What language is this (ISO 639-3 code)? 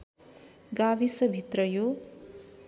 nep